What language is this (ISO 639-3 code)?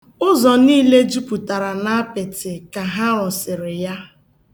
ibo